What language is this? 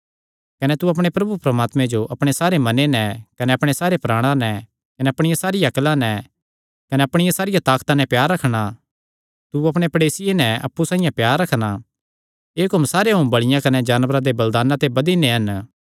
Kangri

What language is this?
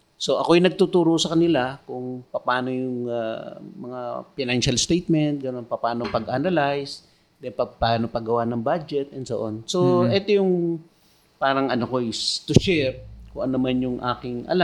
Filipino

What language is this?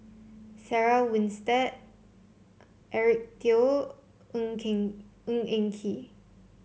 English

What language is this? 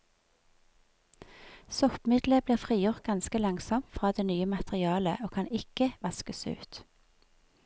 Norwegian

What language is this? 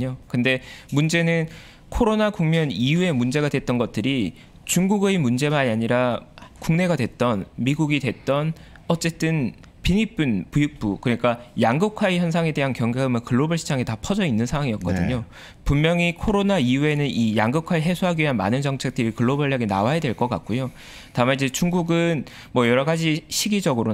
Korean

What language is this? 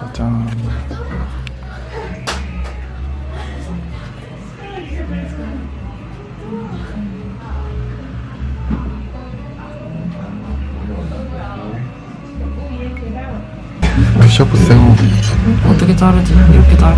Korean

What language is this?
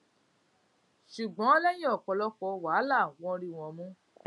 Yoruba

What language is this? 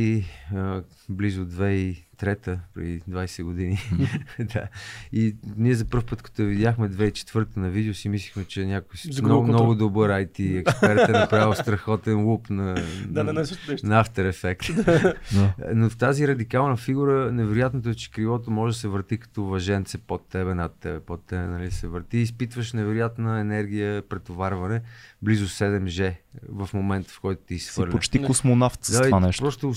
Bulgarian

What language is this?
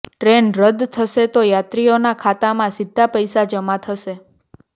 Gujarati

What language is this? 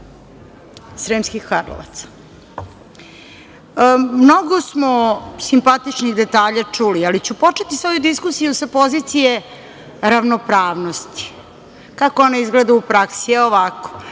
Serbian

